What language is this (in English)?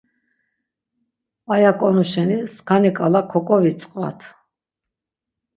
Laz